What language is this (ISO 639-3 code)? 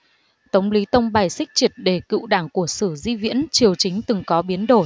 vie